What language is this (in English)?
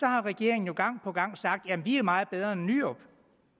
Danish